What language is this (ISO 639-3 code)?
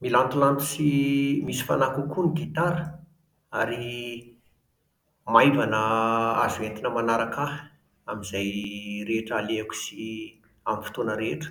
mlg